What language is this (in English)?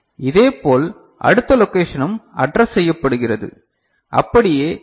Tamil